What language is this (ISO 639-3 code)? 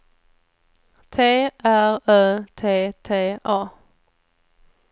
swe